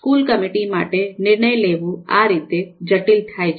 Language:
Gujarati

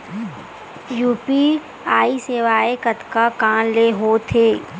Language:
Chhattisgarhi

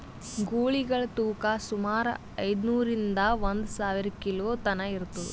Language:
Kannada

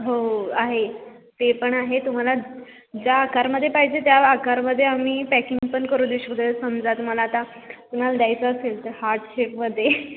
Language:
Marathi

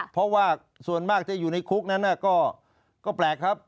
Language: Thai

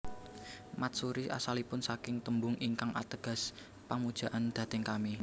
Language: Javanese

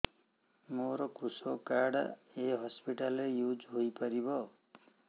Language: Odia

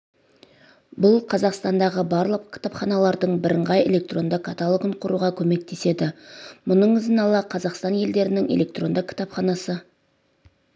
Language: Kazakh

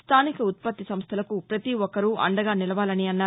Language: Telugu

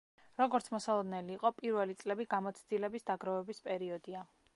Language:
Georgian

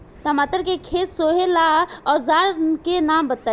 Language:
Bhojpuri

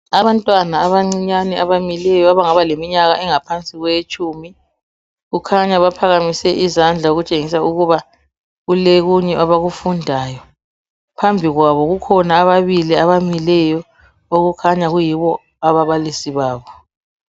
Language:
North Ndebele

